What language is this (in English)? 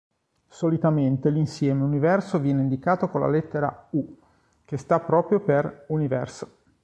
Italian